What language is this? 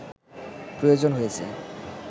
Bangla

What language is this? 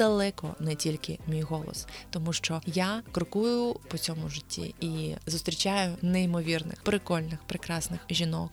Ukrainian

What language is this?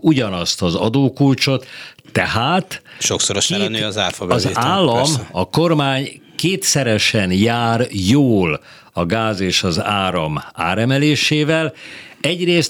Hungarian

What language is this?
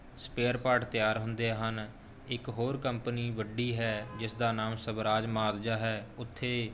Punjabi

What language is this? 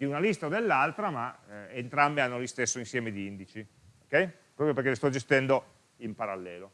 Italian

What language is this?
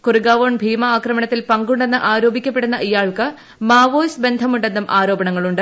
Malayalam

